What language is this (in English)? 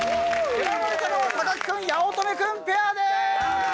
Japanese